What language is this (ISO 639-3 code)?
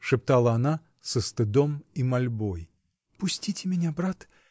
rus